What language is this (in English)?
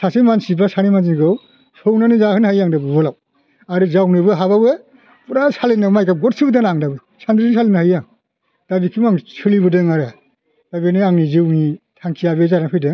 Bodo